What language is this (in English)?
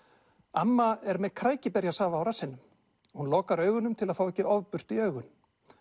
Icelandic